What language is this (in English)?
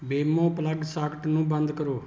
Punjabi